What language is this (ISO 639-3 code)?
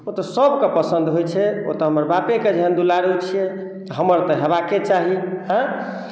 mai